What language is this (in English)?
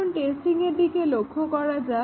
Bangla